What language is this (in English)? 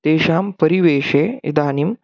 Sanskrit